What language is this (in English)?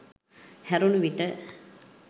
Sinhala